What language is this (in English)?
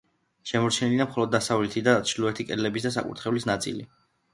Georgian